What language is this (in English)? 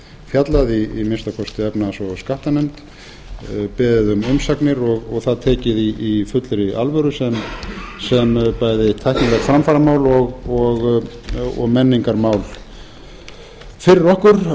Icelandic